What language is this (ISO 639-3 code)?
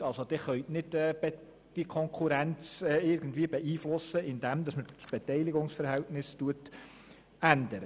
gsw